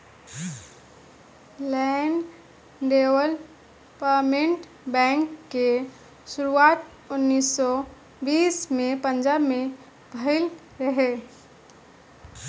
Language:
Bhojpuri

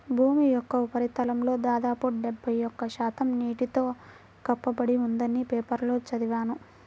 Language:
Telugu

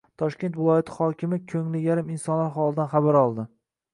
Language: Uzbek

